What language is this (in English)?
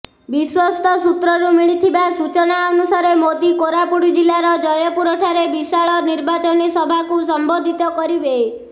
Odia